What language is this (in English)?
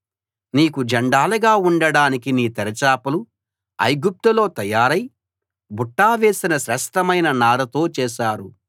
Telugu